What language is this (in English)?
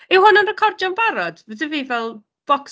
Welsh